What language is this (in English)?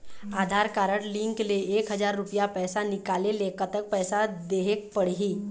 Chhattisgarhi